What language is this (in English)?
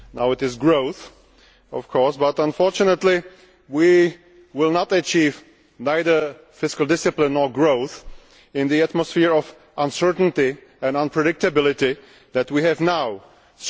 English